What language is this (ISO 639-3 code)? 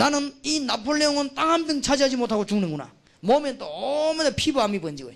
kor